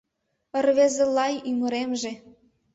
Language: Mari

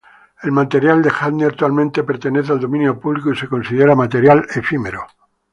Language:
Spanish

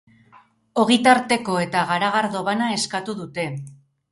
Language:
Basque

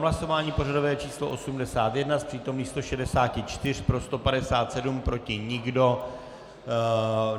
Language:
Czech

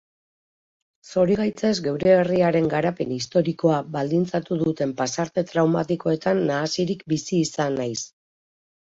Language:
Basque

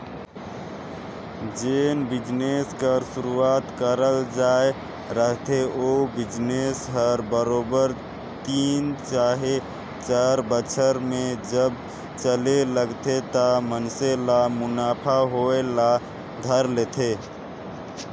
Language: Chhattisgarhi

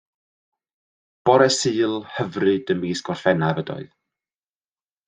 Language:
Welsh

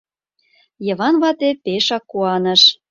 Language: Mari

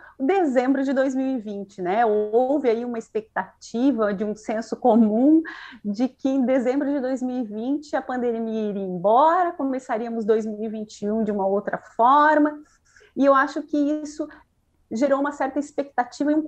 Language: Portuguese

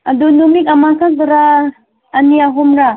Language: Manipuri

